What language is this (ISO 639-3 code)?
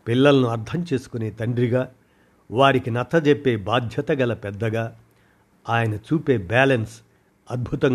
tel